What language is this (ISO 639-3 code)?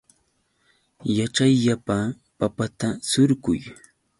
qux